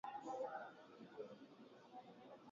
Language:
Swahili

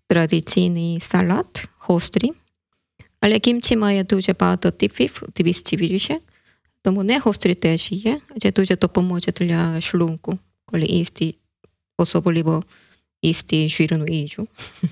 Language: Ukrainian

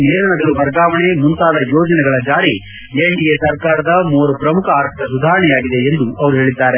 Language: Kannada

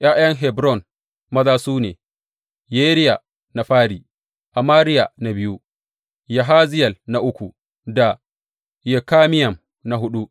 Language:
Hausa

